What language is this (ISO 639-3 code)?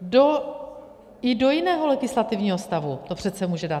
ces